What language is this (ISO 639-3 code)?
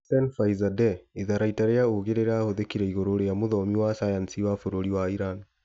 kik